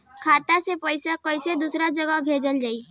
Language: Bhojpuri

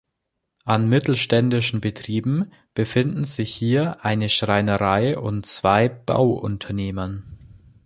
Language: German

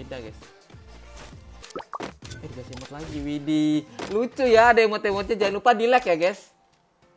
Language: Indonesian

